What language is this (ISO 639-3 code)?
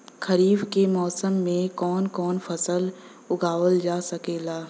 bho